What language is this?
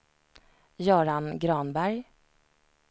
Swedish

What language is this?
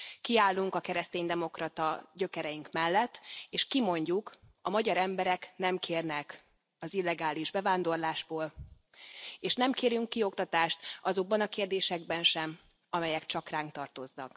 Hungarian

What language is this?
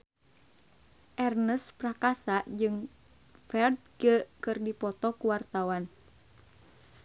Sundanese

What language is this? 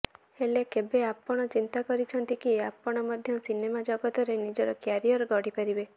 Odia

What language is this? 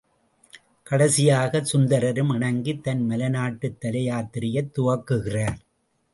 Tamil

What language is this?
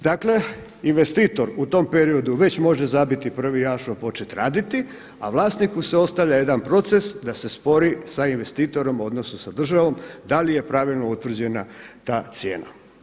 Croatian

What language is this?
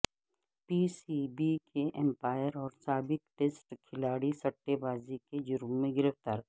Urdu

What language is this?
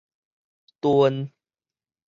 Min Nan Chinese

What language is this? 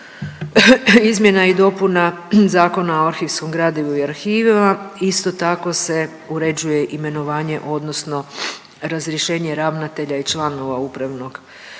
Croatian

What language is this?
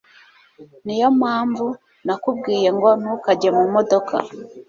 Kinyarwanda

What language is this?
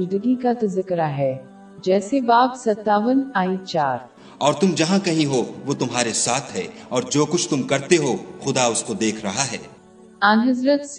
Urdu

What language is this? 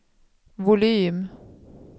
Swedish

